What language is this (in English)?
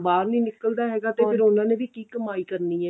Punjabi